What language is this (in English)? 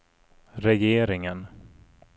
Swedish